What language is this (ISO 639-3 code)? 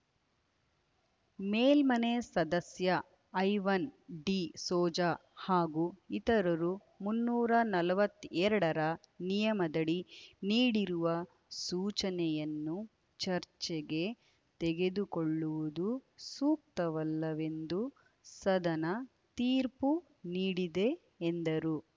kan